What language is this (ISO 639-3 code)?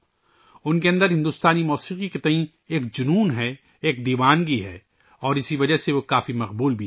urd